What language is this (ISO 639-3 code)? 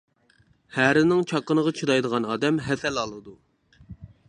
uig